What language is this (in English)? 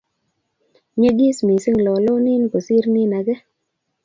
Kalenjin